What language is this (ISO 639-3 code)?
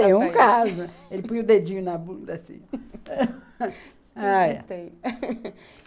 por